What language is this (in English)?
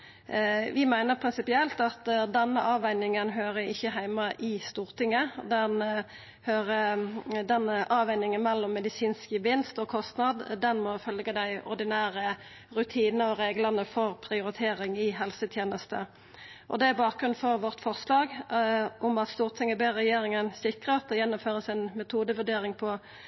Norwegian Nynorsk